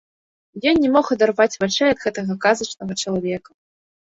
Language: Belarusian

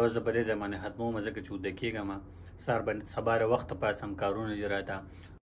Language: Arabic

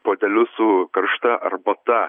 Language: Lithuanian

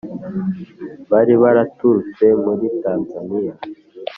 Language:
Kinyarwanda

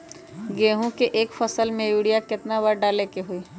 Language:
Magahi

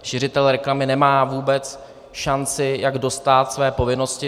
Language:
Czech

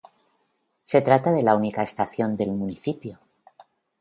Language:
Spanish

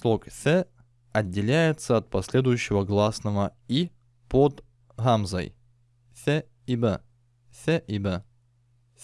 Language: Russian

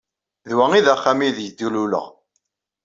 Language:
Kabyle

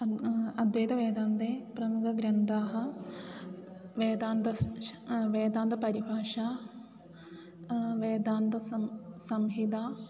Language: Sanskrit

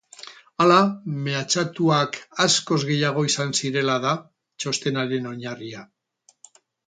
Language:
Basque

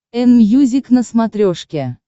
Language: Russian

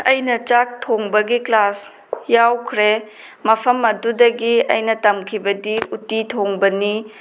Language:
Manipuri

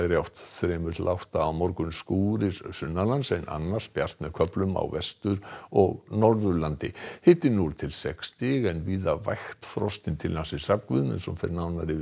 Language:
Icelandic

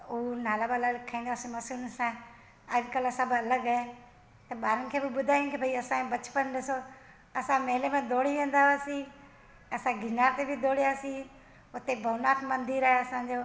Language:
Sindhi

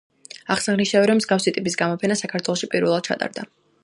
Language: Georgian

